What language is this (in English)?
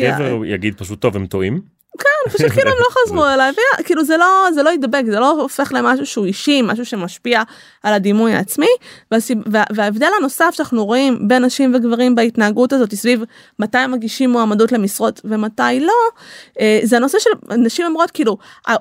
Hebrew